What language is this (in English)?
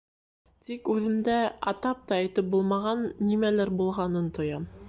Bashkir